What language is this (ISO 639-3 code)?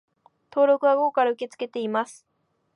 jpn